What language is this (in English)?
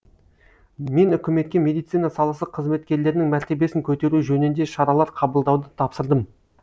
Kazakh